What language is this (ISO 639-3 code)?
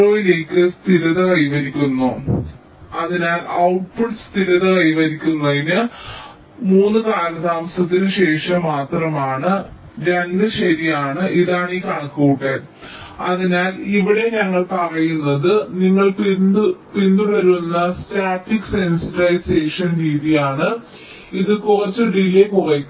mal